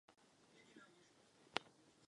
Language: Czech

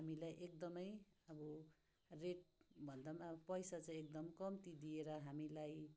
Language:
Nepali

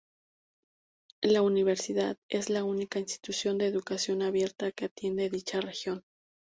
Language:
Spanish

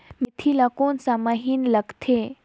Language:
Chhattisgarhi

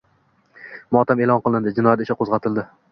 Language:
Uzbek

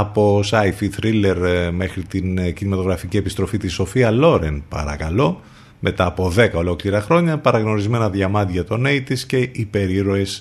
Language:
Greek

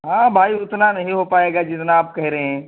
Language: Urdu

